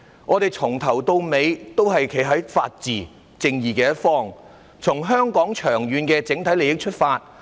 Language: Cantonese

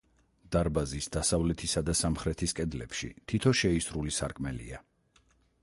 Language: Georgian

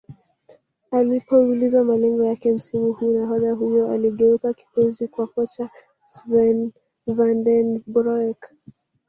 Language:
Swahili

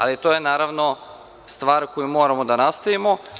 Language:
Serbian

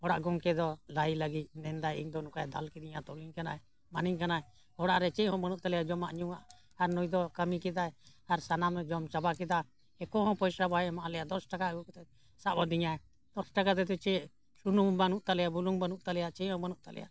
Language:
Santali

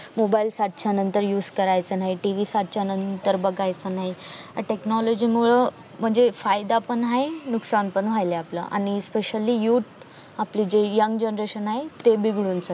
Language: Marathi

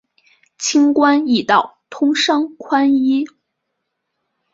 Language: Chinese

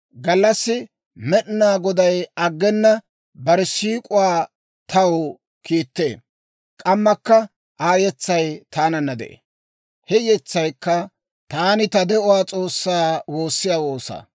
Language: Dawro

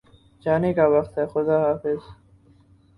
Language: Urdu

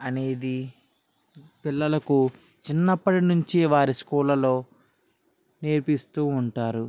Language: Telugu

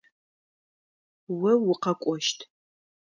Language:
Adyghe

